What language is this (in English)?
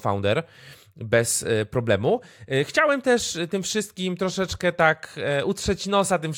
Polish